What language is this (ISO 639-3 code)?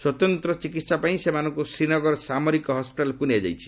ori